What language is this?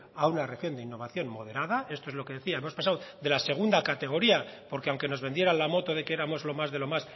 Spanish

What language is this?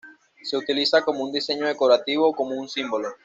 Spanish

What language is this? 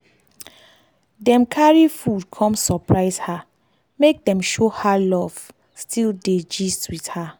Nigerian Pidgin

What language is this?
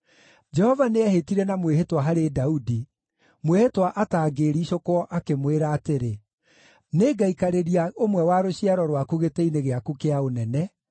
Kikuyu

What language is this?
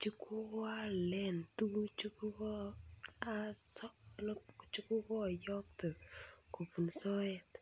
Kalenjin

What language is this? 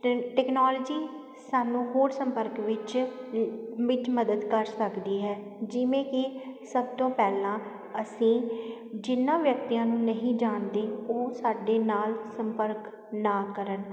Punjabi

